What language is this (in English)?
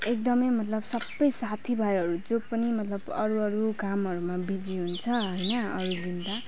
Nepali